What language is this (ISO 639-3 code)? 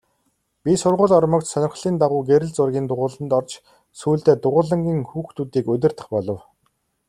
mon